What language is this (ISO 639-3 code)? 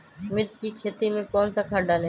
mag